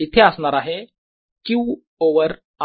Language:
Marathi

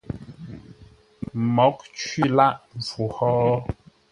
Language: Ngombale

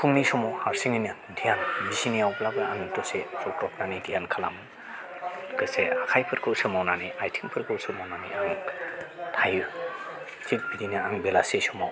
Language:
Bodo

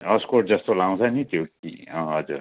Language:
Nepali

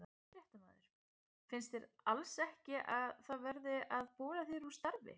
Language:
Icelandic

